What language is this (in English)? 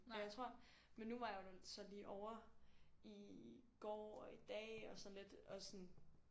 Danish